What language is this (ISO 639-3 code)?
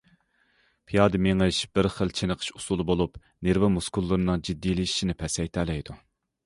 uig